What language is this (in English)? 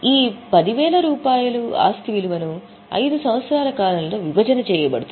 Telugu